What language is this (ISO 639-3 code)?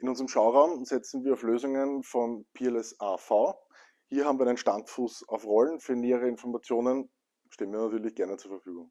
deu